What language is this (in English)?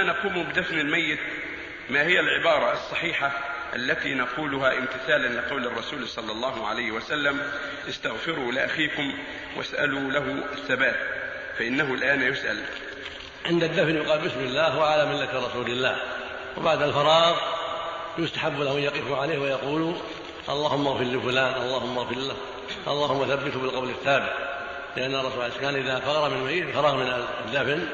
Arabic